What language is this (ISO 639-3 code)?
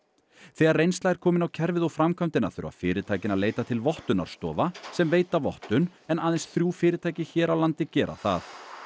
isl